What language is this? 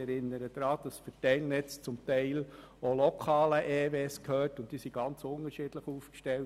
Swiss German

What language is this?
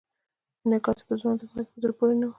Pashto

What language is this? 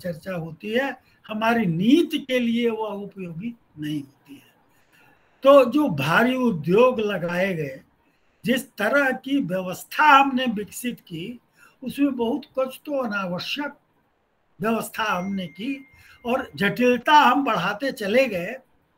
Hindi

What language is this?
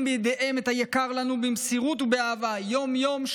Hebrew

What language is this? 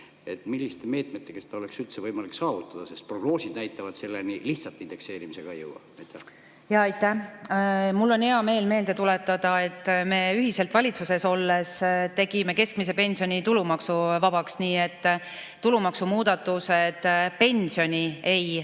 Estonian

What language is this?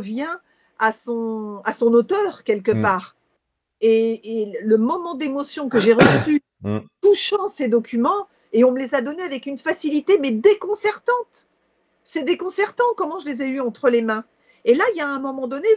French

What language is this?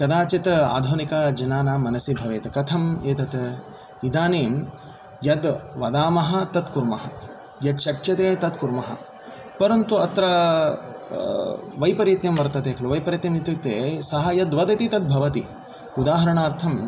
Sanskrit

